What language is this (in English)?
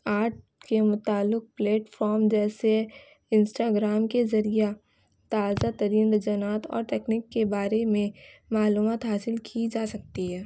Urdu